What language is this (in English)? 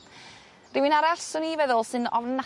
Welsh